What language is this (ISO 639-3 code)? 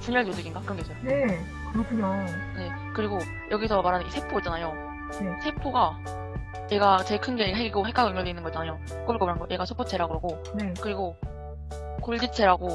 kor